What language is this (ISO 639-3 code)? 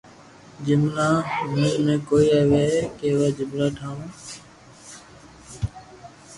lrk